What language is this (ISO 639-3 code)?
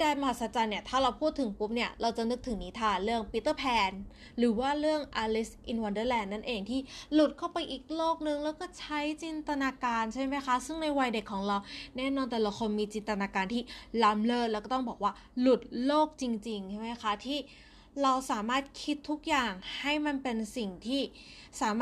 tha